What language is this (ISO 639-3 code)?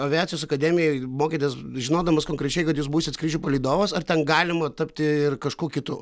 lit